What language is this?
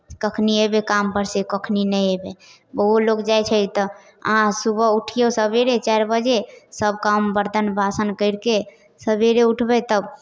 Maithili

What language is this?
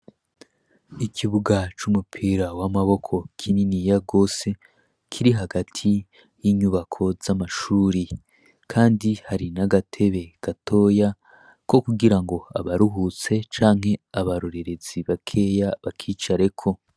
Rundi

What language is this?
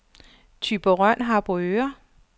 Danish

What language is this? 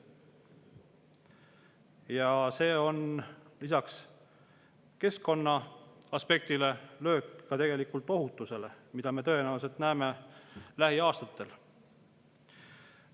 Estonian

